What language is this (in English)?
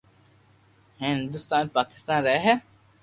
Loarki